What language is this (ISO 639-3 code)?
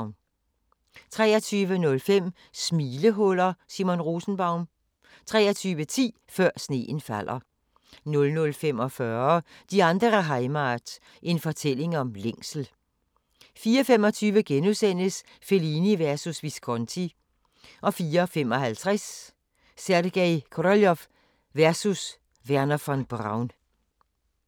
dan